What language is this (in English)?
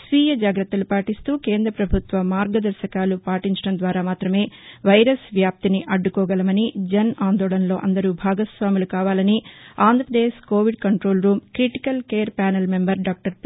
Telugu